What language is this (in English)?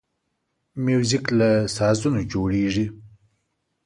Pashto